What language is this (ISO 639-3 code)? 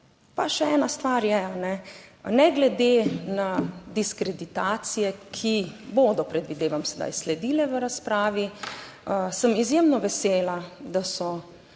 slv